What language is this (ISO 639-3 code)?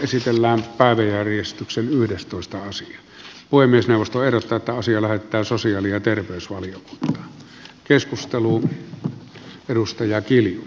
fin